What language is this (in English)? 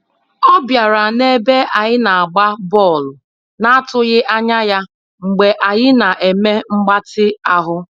Igbo